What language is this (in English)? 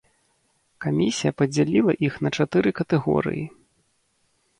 Belarusian